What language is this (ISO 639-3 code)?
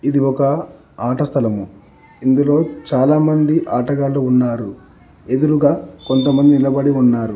tel